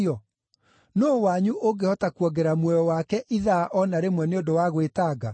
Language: Kikuyu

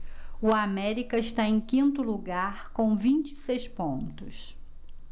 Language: Portuguese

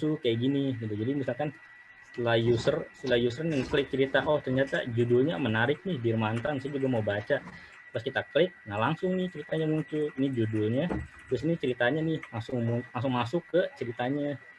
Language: Indonesian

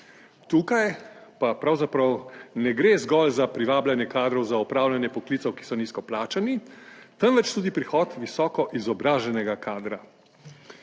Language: Slovenian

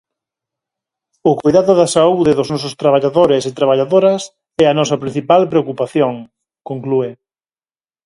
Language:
Galician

